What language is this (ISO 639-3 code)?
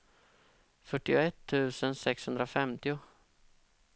swe